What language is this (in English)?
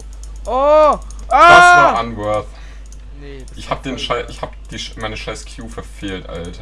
German